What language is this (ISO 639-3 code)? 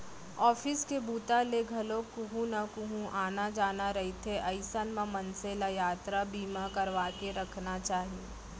hne